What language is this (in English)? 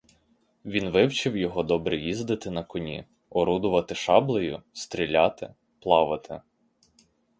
Ukrainian